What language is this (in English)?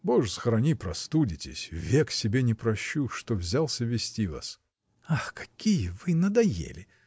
Russian